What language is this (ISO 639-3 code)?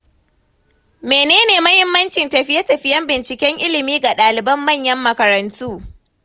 hau